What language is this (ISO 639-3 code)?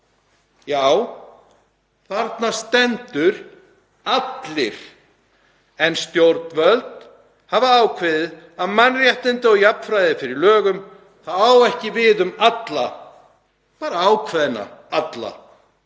isl